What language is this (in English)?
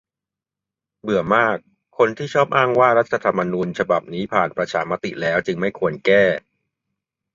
Thai